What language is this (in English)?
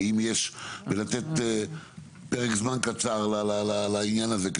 Hebrew